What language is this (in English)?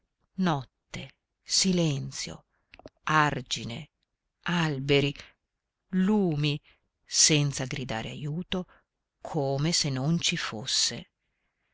Italian